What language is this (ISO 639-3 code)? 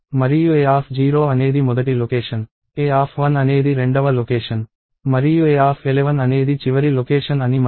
tel